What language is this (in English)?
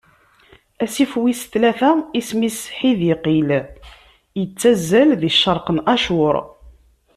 Kabyle